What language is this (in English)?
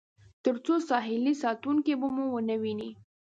Pashto